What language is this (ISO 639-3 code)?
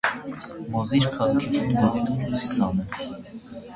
hye